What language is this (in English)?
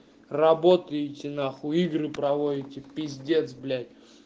Russian